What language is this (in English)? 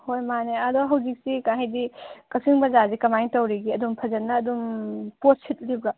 Manipuri